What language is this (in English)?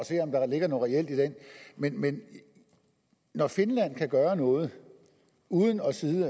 Danish